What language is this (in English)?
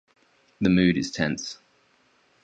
English